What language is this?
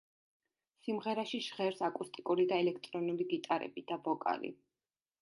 Georgian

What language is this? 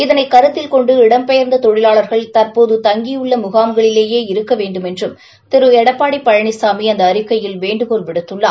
Tamil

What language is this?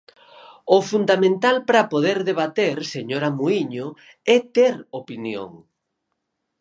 Galician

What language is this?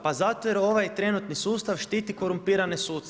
Croatian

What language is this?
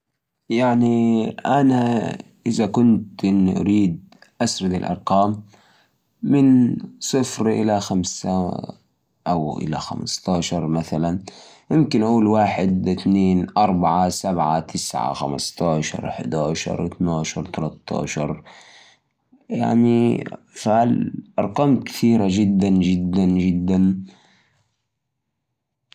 Najdi Arabic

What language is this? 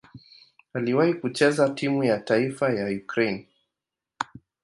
Swahili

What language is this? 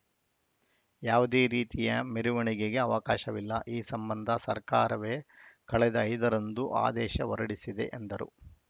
Kannada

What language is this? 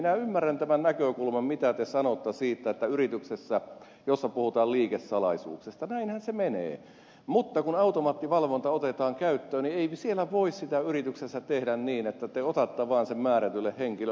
Finnish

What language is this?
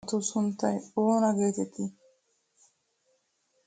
Wolaytta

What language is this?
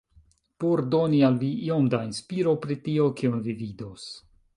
Esperanto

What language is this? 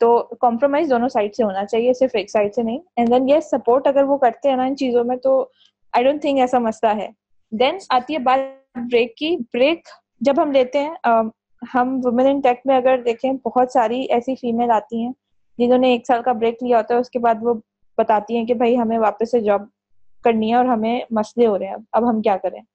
Urdu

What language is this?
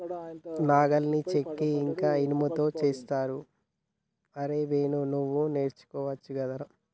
Telugu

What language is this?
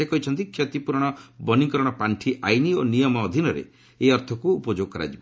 Odia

